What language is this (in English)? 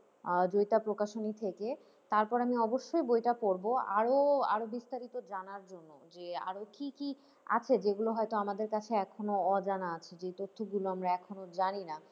Bangla